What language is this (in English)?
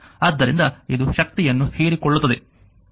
Kannada